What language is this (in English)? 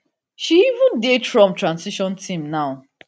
Nigerian Pidgin